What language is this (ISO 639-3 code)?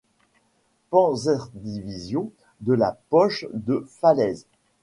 fra